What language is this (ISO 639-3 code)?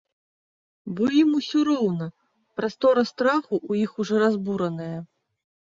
bel